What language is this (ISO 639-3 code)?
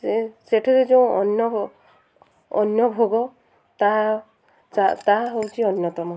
ori